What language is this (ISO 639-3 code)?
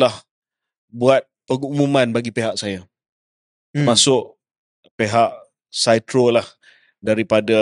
msa